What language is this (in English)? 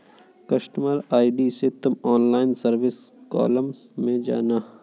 Hindi